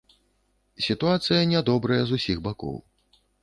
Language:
Belarusian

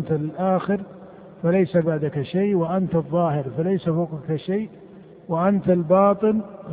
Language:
Arabic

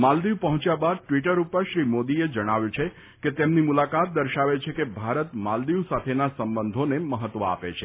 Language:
Gujarati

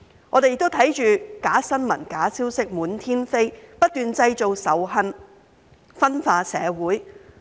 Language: Cantonese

